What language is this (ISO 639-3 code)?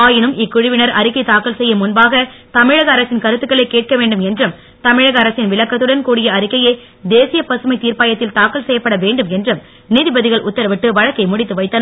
tam